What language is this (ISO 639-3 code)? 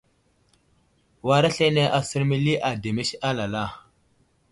udl